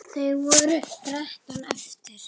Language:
Icelandic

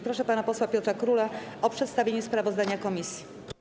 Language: Polish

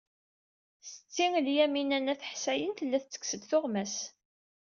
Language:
Kabyle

